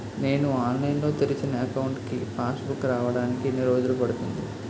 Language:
Telugu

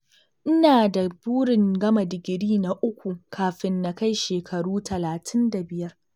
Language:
Hausa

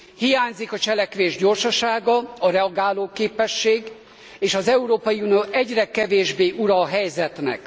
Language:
Hungarian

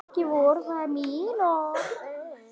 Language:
Icelandic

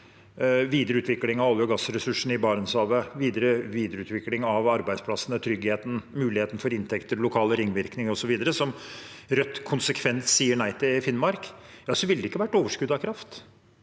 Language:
Norwegian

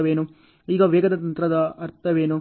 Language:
Kannada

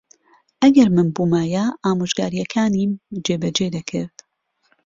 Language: Central Kurdish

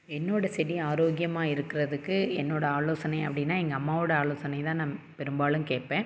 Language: Tamil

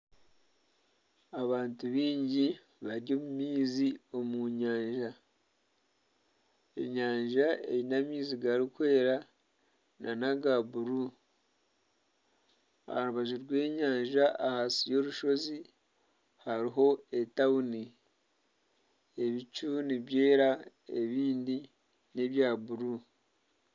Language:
Nyankole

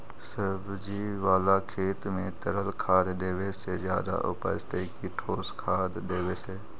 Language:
Magahi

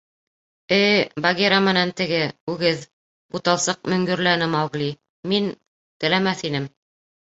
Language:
Bashkir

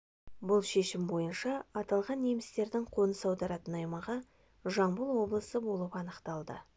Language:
Kazakh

